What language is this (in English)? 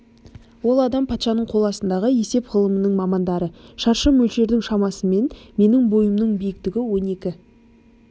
Kazakh